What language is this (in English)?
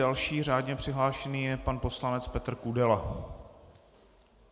Czech